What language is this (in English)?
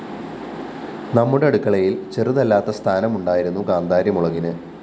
Malayalam